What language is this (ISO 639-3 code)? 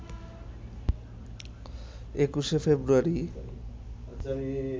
ben